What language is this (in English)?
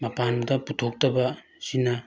Manipuri